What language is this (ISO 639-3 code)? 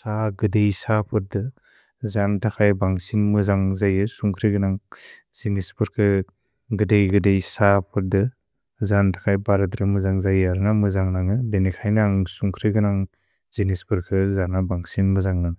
brx